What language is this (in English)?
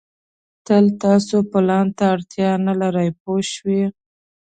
Pashto